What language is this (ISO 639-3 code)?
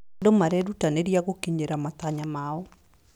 kik